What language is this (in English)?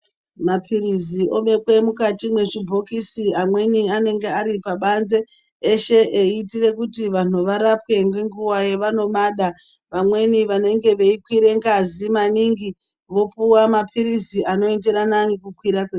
Ndau